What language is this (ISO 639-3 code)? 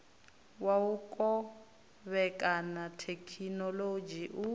ven